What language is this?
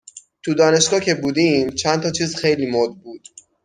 Persian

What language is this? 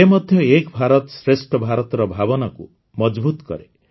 Odia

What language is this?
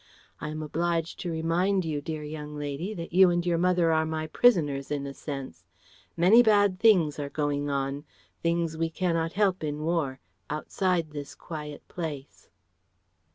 English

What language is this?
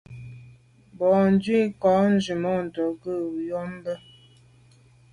Medumba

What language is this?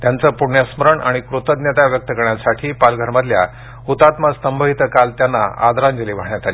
Marathi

